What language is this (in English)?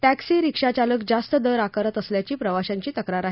Marathi